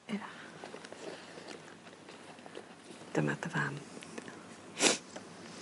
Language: Welsh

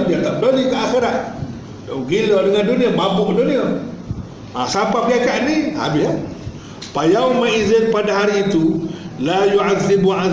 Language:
Malay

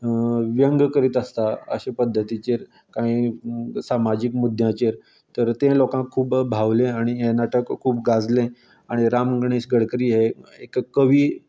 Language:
Konkani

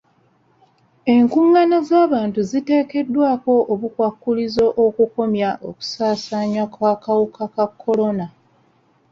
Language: Ganda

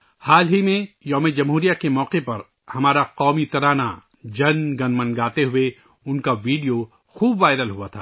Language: Urdu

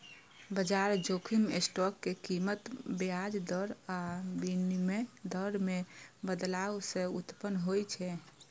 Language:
Maithili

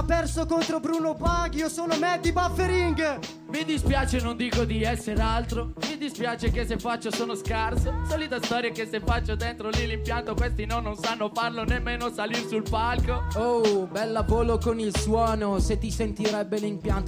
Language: Italian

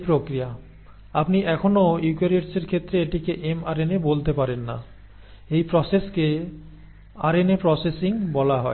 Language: Bangla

